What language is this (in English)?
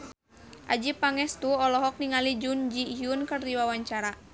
Sundanese